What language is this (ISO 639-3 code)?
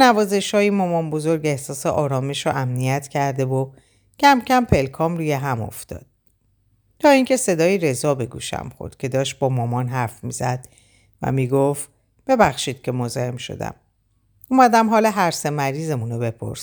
fas